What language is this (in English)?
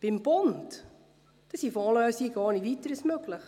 Swiss German